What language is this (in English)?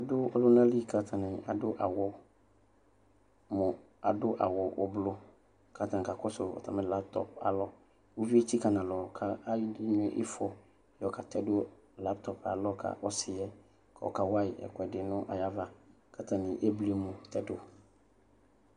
Ikposo